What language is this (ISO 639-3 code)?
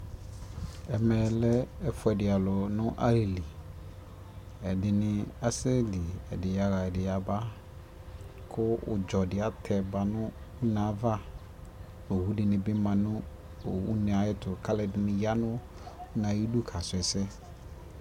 kpo